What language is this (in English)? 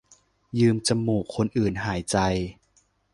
Thai